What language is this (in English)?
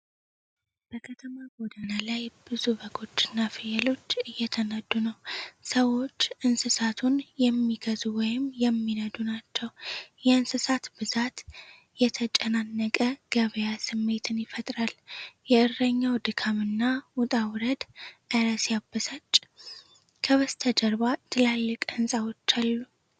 Amharic